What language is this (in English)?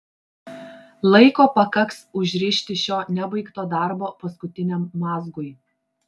Lithuanian